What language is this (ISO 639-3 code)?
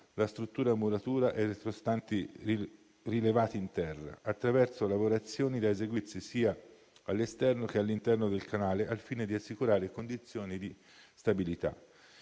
ita